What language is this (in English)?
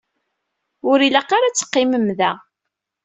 Kabyle